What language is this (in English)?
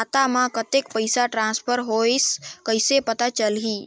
Chhattisgarhi